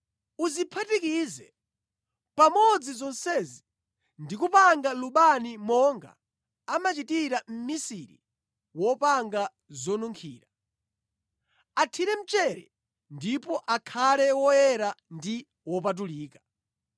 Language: Nyanja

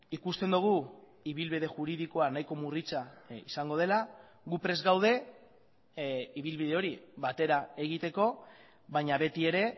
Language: Basque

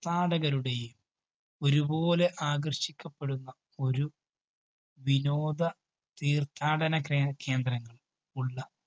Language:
Malayalam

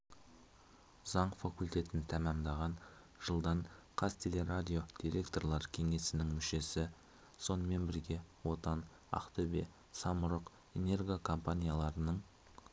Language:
Kazakh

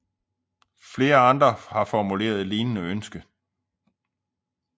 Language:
Danish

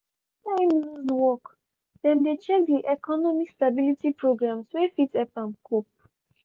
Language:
Nigerian Pidgin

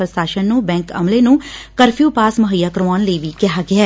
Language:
Punjabi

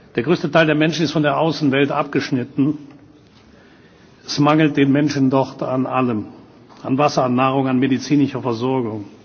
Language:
German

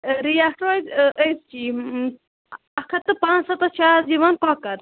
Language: Kashmiri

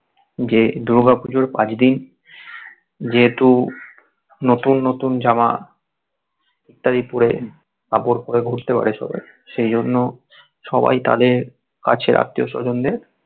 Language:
Bangla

